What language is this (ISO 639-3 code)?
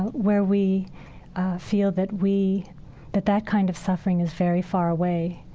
eng